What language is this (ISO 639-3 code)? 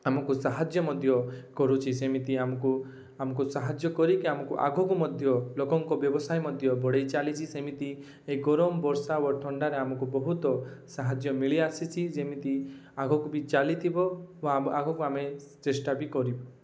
ori